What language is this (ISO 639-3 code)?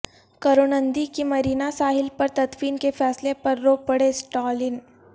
urd